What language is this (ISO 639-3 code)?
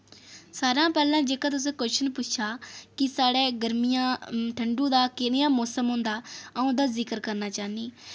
doi